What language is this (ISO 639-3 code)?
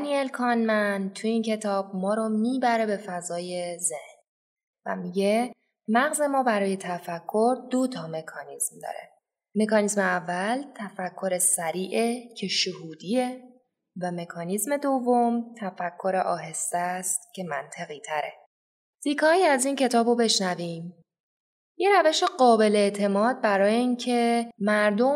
fas